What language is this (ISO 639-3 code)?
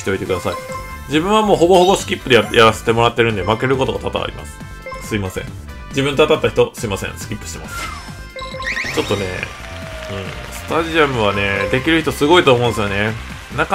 jpn